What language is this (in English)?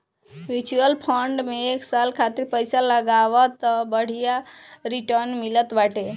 Bhojpuri